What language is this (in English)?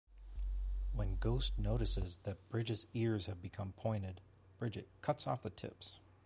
English